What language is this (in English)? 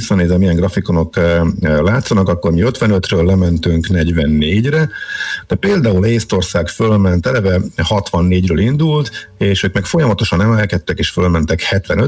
Hungarian